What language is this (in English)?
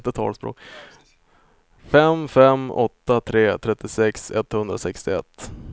Swedish